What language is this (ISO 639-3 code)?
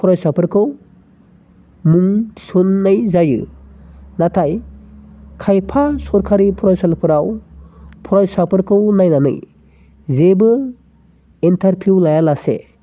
brx